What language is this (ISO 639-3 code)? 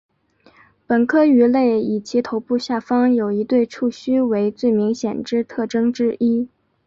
zho